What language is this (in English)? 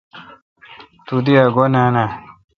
Kalkoti